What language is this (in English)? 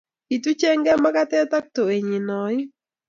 Kalenjin